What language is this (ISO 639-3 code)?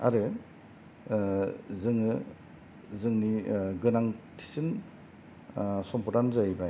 brx